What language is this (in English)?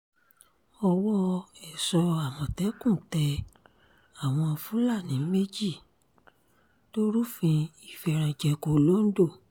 Yoruba